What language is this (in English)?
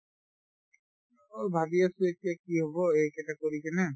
Assamese